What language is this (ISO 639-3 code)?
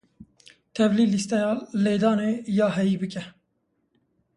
kur